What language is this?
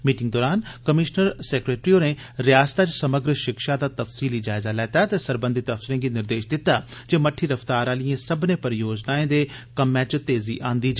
Dogri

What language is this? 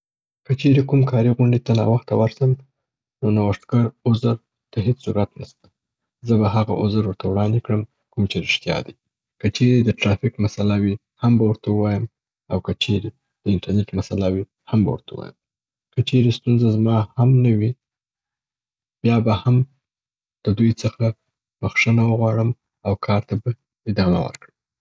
Southern Pashto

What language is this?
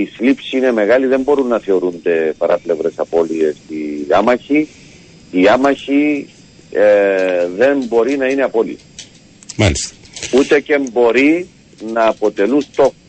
Greek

